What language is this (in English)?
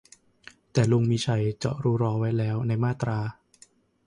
Thai